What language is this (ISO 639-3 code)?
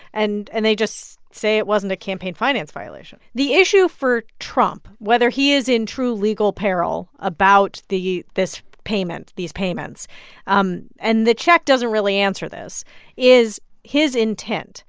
eng